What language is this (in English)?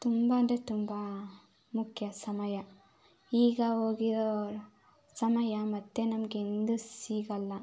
Kannada